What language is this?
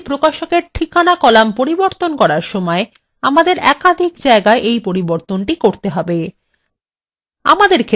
Bangla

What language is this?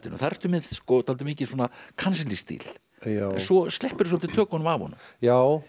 Icelandic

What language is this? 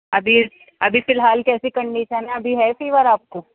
Urdu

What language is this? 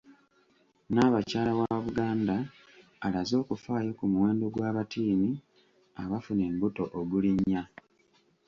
Ganda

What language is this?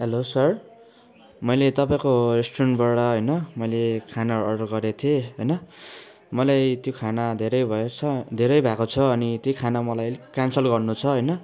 Nepali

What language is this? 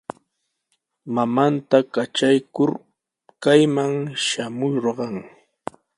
Sihuas Ancash Quechua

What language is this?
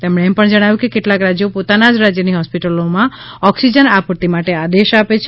Gujarati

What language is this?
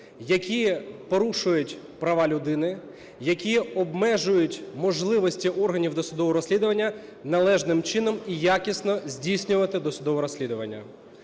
Ukrainian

